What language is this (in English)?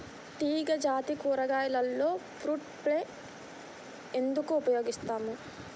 Telugu